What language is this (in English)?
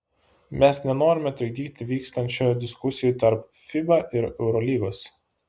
Lithuanian